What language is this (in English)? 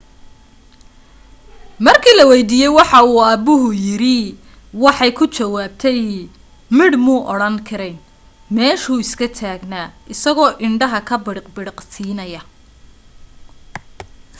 Somali